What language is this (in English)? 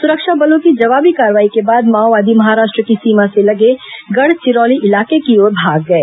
Hindi